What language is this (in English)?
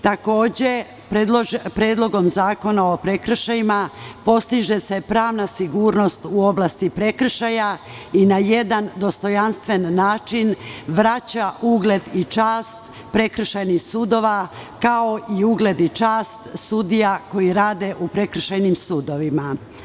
Serbian